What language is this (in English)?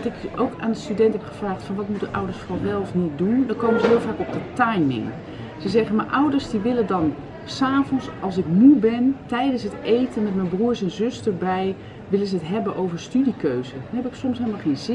Dutch